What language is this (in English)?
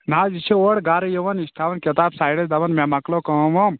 Kashmiri